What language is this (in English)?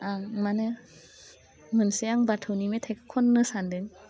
Bodo